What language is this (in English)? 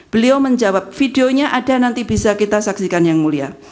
Indonesian